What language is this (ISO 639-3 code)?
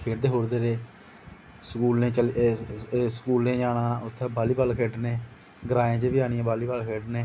doi